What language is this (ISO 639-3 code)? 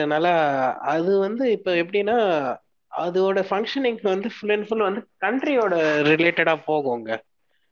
tam